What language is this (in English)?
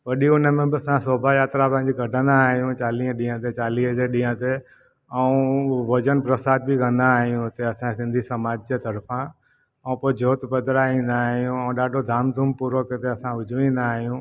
Sindhi